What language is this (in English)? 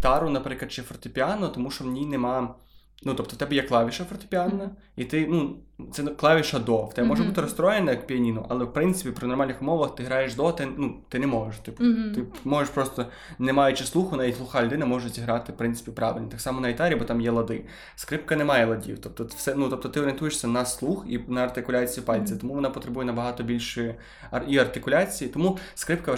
Ukrainian